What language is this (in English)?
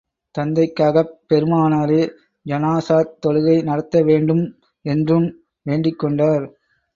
Tamil